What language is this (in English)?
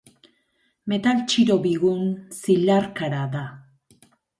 Basque